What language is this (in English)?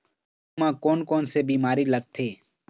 Chhattisgarhi